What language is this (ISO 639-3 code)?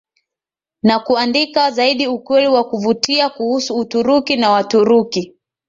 swa